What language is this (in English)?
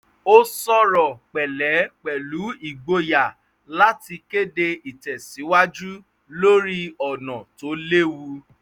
Yoruba